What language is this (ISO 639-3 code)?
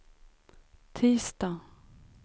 swe